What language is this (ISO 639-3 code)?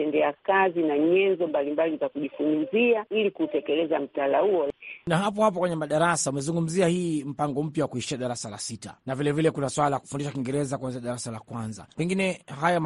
swa